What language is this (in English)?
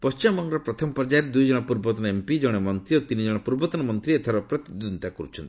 Odia